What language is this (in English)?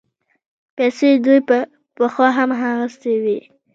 Pashto